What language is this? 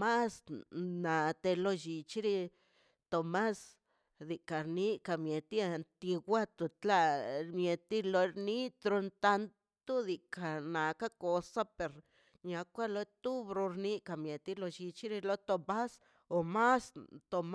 Mazaltepec Zapotec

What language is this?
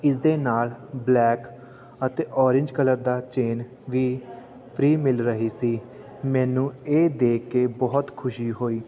Punjabi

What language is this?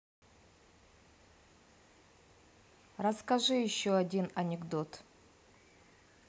Russian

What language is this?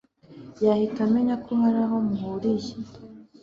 Kinyarwanda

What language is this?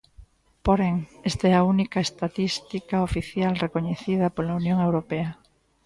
Galician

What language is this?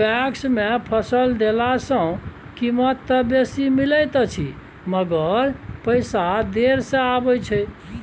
Maithili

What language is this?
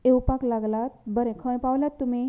Konkani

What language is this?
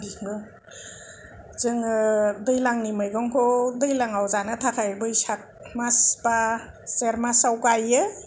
Bodo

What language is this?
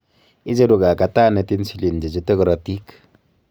Kalenjin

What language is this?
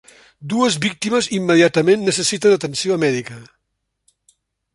Catalan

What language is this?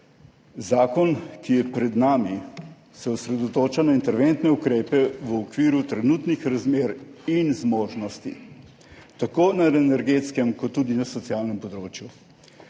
Slovenian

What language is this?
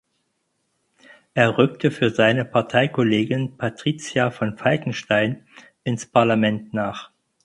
German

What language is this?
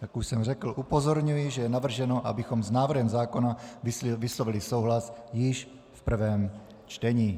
Czech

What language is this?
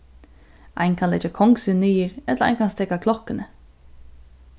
Faroese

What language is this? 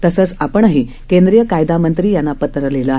Marathi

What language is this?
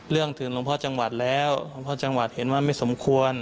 Thai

